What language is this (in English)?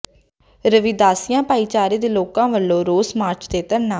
Punjabi